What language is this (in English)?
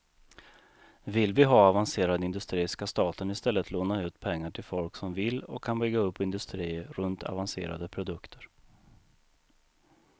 Swedish